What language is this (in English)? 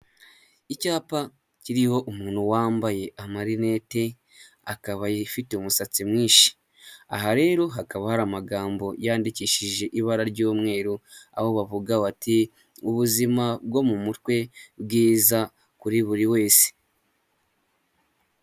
Kinyarwanda